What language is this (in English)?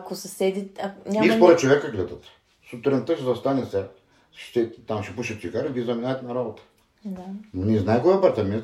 Bulgarian